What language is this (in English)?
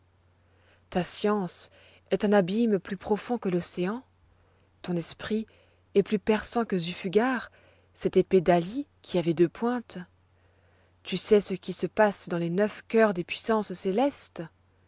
French